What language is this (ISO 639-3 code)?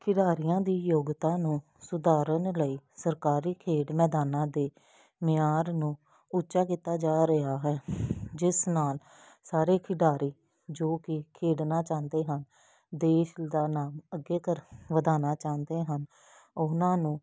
pan